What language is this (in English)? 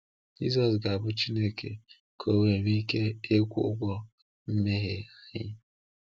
Igbo